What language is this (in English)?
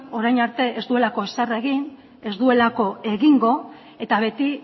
Basque